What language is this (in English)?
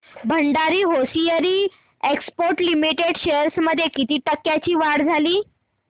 Marathi